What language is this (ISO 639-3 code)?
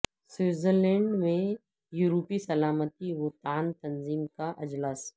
urd